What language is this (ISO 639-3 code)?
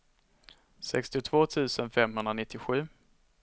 swe